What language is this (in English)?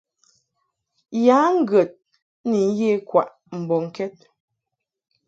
Mungaka